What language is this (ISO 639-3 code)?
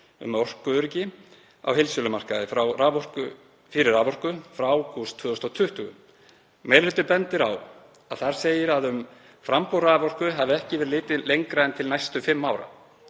isl